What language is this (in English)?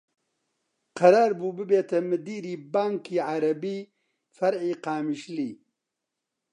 Central Kurdish